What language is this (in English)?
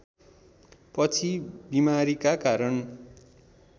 Nepali